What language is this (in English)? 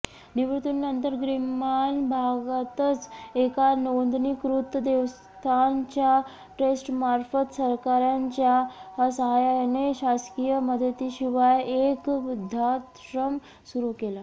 Marathi